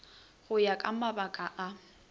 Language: Northern Sotho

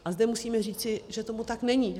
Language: Czech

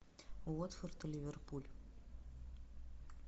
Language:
Russian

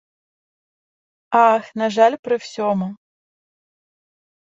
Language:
Ukrainian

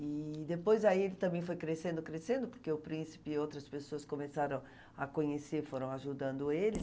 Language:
Portuguese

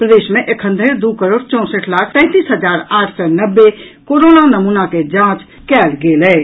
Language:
Maithili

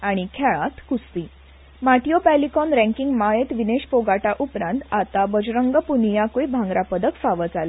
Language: Konkani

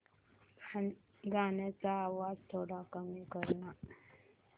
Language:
Marathi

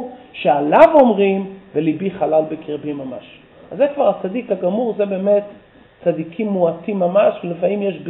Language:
Hebrew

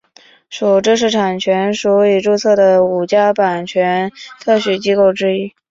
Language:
Chinese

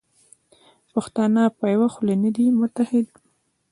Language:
Pashto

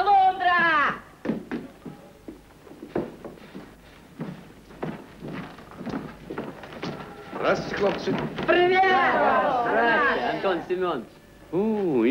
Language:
Russian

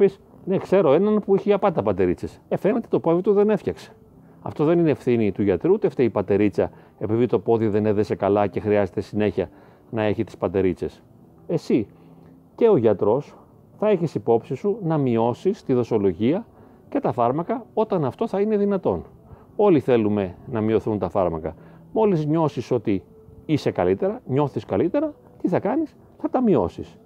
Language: Greek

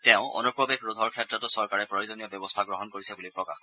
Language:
Assamese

